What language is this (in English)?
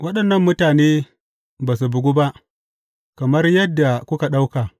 Hausa